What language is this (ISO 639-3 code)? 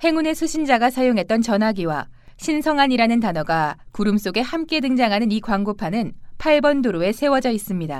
kor